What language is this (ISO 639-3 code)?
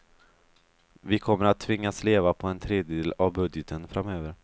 swe